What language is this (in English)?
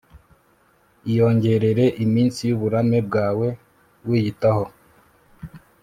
Kinyarwanda